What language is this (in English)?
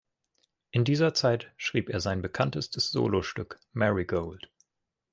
German